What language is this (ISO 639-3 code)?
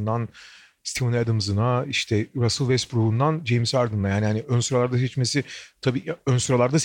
tur